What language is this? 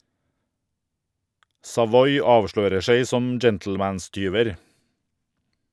Norwegian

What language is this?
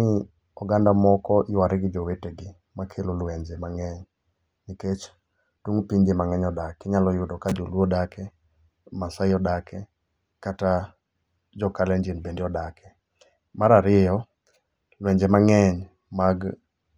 Luo (Kenya and Tanzania)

